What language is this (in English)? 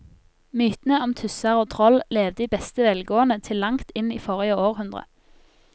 Norwegian